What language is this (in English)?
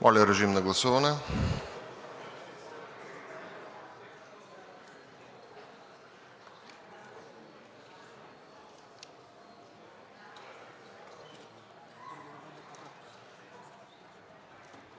Bulgarian